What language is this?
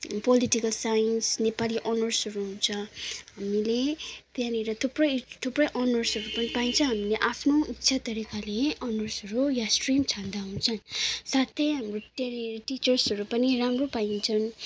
Nepali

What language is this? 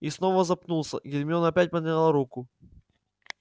Russian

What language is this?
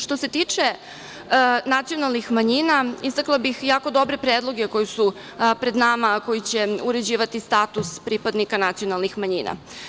Serbian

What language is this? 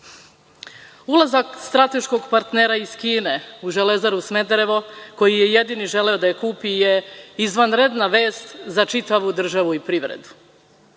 Serbian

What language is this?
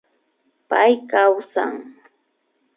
Imbabura Highland Quichua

